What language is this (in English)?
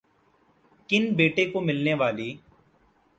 Urdu